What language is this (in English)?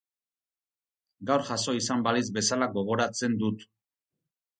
Basque